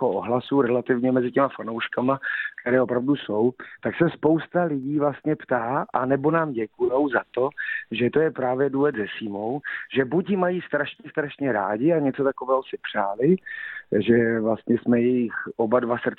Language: Slovak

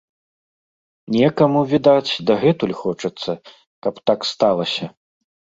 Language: Belarusian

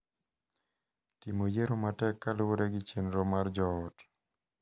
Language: Luo (Kenya and Tanzania)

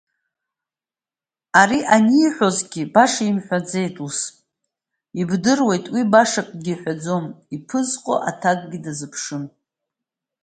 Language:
Abkhazian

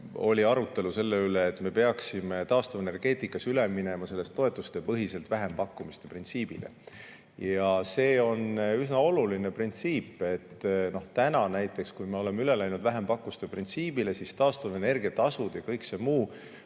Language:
Estonian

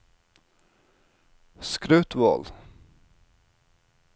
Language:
Norwegian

